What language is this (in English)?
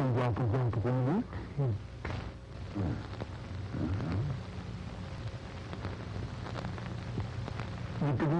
Filipino